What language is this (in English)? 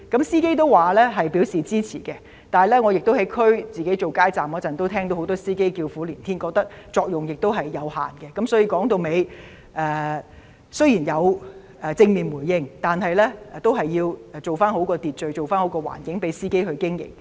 Cantonese